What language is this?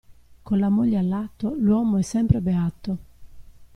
Italian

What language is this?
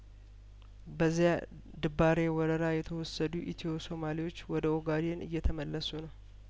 Amharic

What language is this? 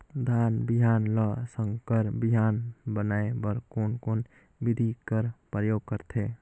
Chhattisgarhi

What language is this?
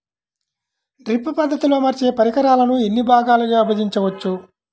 Telugu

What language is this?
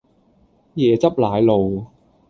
Cantonese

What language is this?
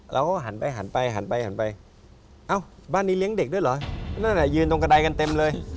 Thai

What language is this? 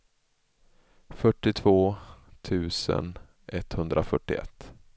Swedish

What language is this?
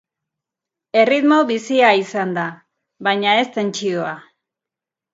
Basque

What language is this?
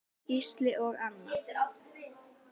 Icelandic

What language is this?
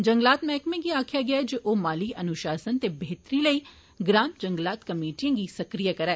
Dogri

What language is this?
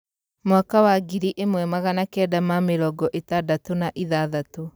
Kikuyu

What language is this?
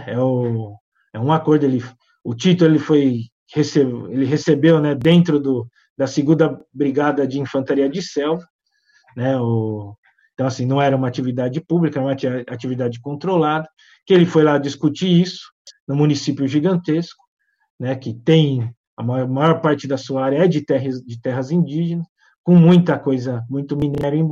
Portuguese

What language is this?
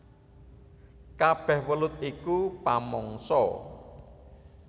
Javanese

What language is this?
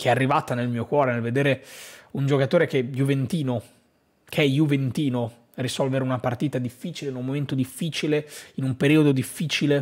Italian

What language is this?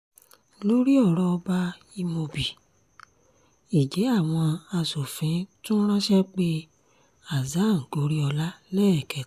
Yoruba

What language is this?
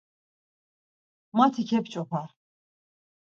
Laz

